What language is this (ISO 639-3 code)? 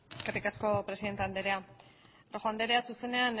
eus